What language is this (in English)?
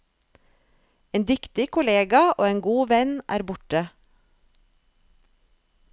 Norwegian